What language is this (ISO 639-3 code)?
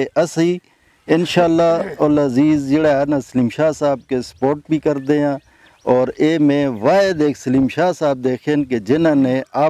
kor